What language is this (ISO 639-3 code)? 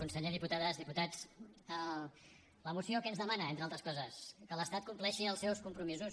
cat